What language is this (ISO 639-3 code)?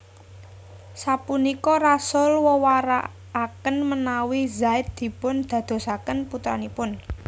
jav